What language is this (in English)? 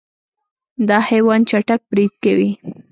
Pashto